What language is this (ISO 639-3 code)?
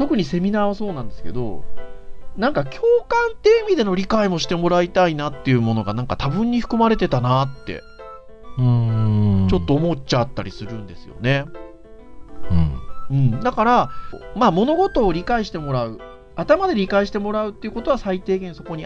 jpn